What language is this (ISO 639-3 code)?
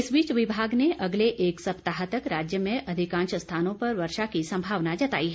hin